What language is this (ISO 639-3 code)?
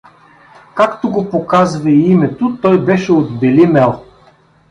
bul